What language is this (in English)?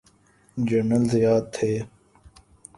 Urdu